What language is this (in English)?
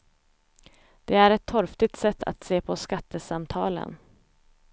Swedish